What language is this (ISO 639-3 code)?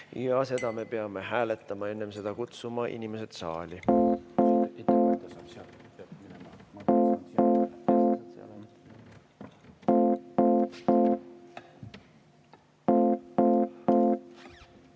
est